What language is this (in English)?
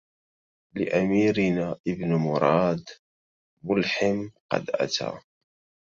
Arabic